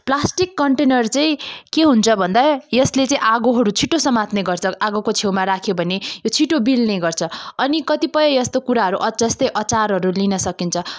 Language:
Nepali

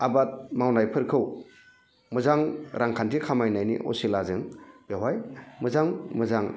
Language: Bodo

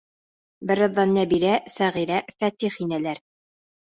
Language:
Bashkir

